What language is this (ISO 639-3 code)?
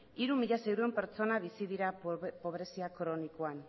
eus